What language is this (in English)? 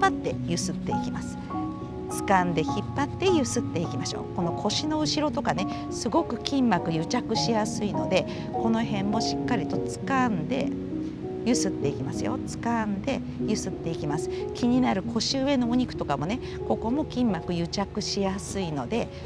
Japanese